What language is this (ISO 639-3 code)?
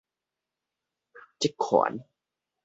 nan